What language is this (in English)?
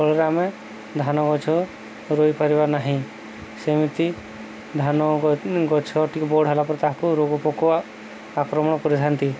Odia